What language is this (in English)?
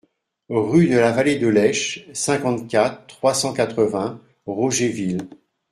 French